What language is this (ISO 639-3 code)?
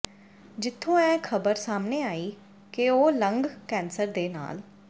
pan